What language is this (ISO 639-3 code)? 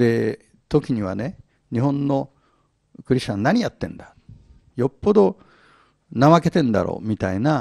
jpn